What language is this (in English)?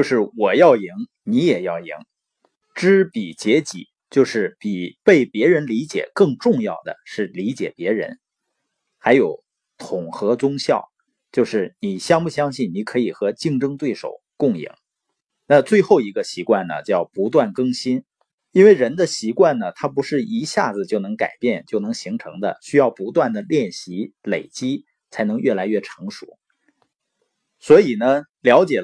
Chinese